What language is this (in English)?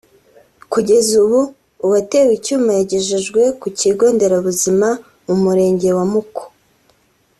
Kinyarwanda